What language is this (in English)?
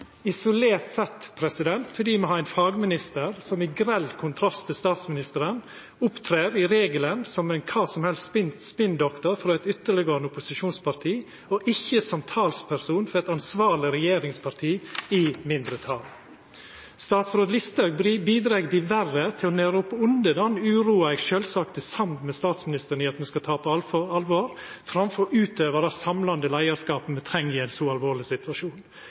Norwegian Nynorsk